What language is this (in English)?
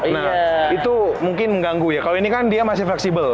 Indonesian